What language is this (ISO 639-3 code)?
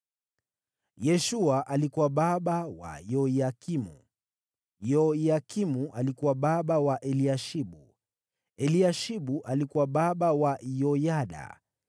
swa